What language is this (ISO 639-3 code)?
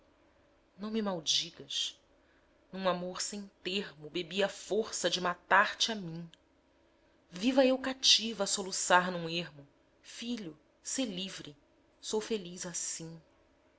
por